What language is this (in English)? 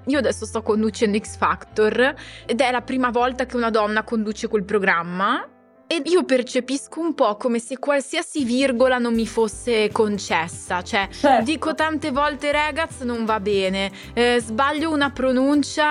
Italian